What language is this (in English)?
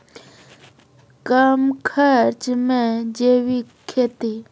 Maithili